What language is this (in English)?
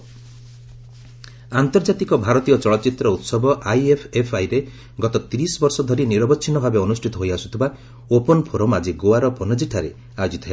Odia